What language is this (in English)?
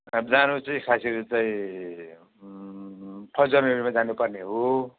Nepali